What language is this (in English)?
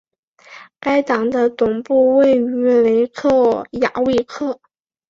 Chinese